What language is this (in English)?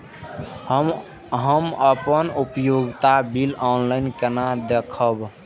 Maithili